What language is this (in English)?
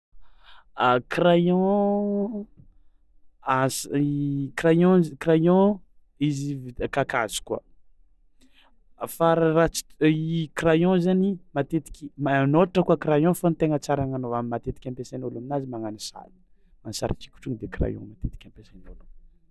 Tsimihety Malagasy